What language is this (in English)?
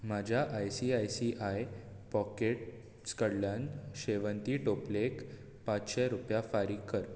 Konkani